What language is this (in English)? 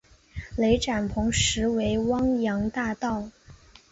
Chinese